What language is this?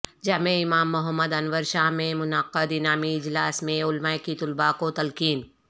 Urdu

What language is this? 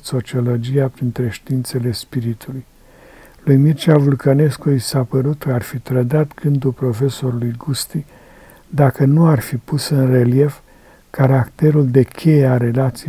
Romanian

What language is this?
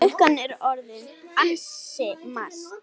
Icelandic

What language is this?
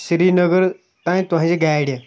Kashmiri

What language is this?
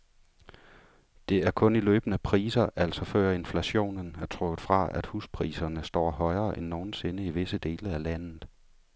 Danish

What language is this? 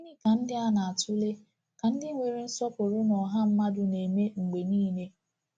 Igbo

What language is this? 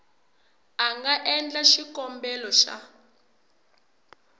Tsonga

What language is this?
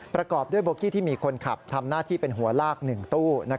Thai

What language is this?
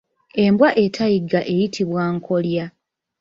Ganda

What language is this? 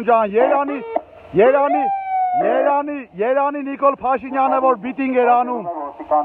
Turkish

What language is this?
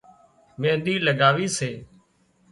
Wadiyara Koli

